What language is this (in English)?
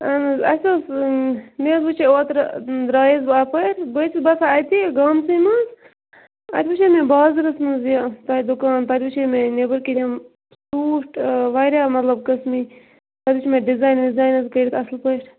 Kashmiri